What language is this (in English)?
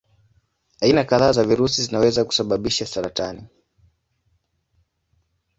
Swahili